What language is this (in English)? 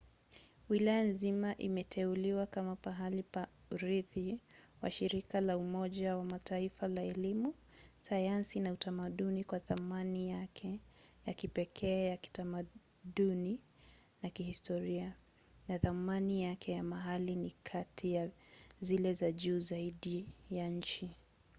Swahili